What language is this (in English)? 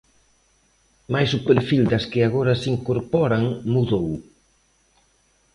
Galician